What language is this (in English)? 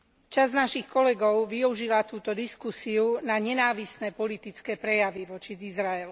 Slovak